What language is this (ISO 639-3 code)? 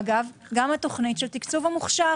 heb